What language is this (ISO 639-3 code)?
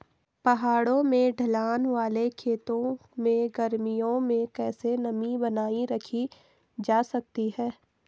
hin